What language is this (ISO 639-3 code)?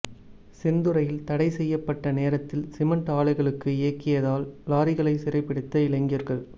tam